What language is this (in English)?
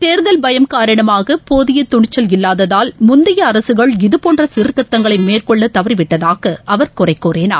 Tamil